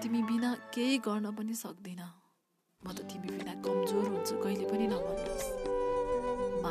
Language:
Hindi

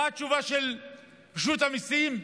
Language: Hebrew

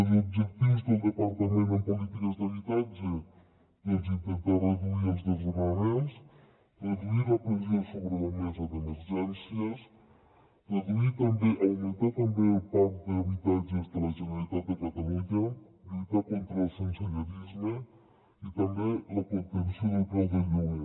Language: Catalan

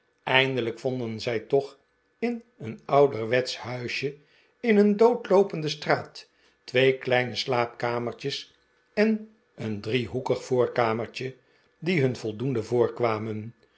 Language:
Dutch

